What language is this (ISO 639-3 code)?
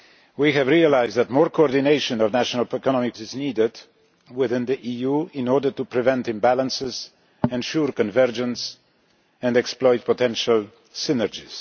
eng